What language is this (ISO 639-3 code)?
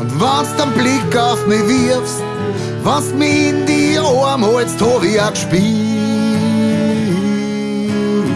deu